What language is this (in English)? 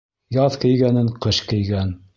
Bashkir